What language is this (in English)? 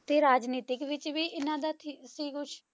Punjabi